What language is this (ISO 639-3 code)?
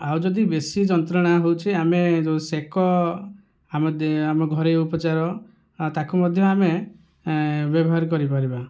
ori